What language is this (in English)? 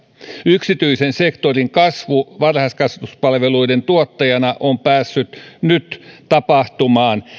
Finnish